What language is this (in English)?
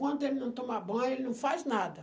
Portuguese